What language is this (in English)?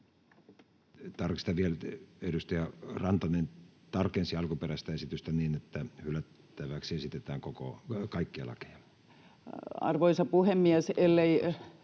Finnish